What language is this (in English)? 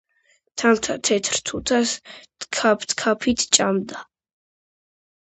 Georgian